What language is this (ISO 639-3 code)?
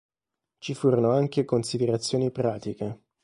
ita